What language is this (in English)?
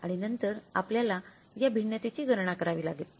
Marathi